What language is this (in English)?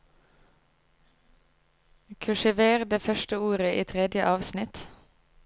Norwegian